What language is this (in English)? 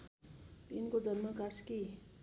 Nepali